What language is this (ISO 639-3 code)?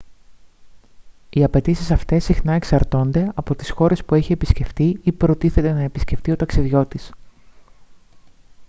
ell